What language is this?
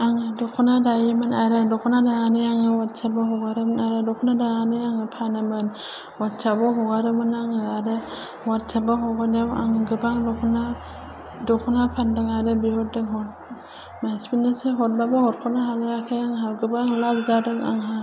Bodo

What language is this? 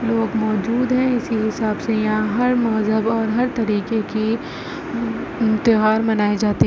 Urdu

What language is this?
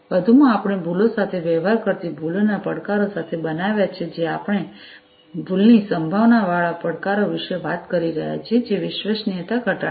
Gujarati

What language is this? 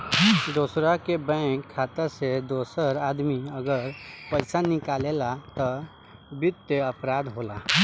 Bhojpuri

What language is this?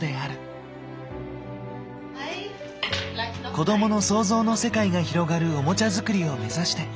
Japanese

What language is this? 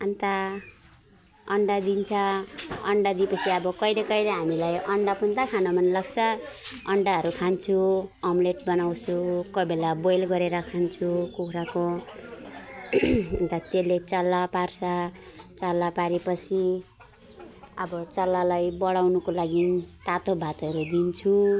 Nepali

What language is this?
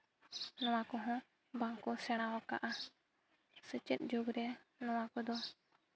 Santali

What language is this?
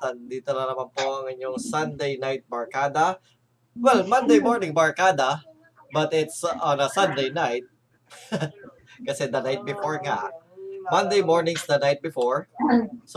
Filipino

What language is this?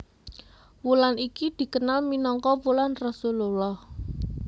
Javanese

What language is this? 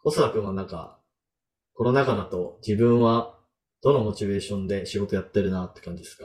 Japanese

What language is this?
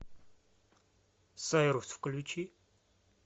Russian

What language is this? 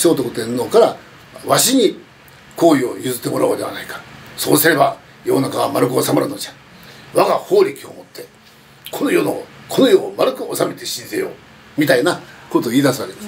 Japanese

